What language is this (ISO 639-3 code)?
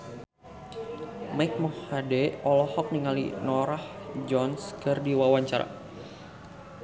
sun